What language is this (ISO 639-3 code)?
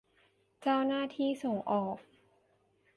tha